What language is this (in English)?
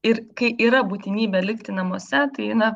Lithuanian